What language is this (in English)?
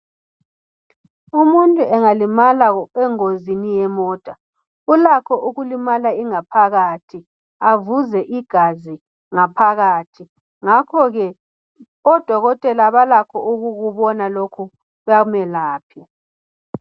North Ndebele